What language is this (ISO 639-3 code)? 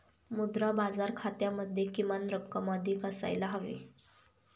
mar